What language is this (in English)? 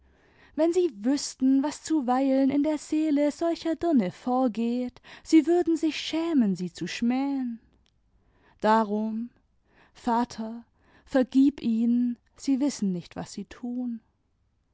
German